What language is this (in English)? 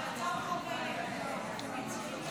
Hebrew